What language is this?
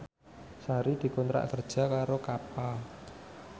Javanese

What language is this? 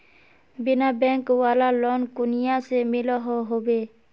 Magahi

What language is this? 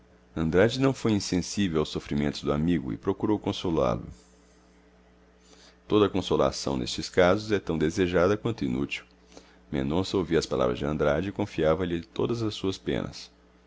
Portuguese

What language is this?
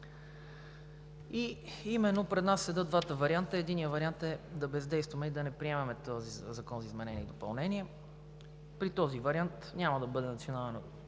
Bulgarian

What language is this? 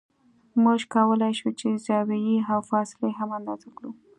Pashto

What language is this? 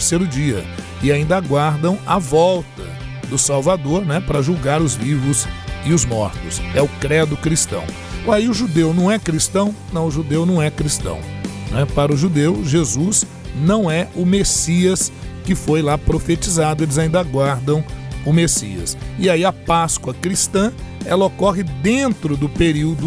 Portuguese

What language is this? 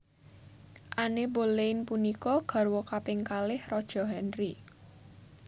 Javanese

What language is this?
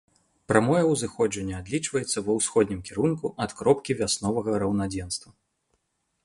Belarusian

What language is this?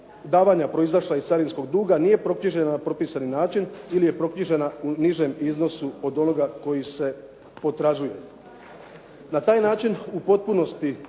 Croatian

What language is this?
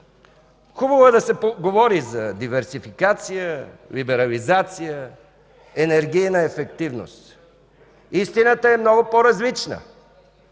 Bulgarian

